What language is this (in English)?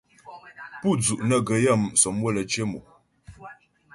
Ghomala